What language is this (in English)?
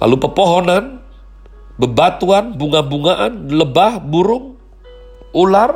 Indonesian